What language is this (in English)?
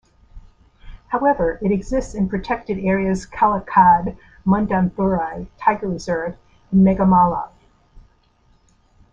English